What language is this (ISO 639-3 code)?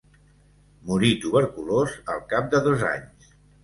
cat